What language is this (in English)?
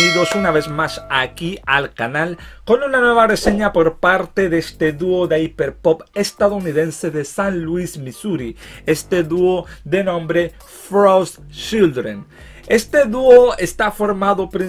Spanish